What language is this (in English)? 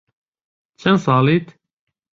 Central Kurdish